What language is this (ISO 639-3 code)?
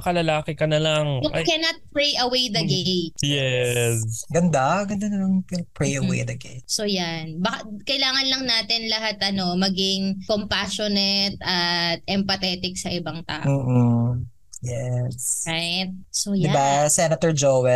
fil